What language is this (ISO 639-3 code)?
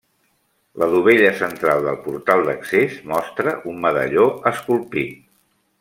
cat